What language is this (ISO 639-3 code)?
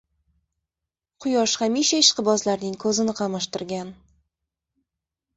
uzb